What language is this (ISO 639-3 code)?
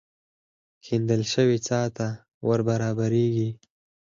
pus